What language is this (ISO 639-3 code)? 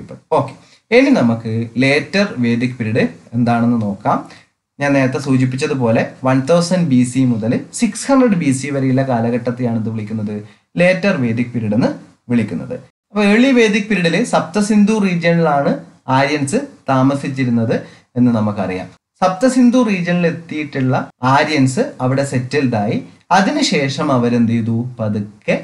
tur